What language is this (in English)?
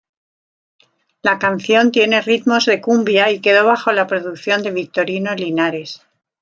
Spanish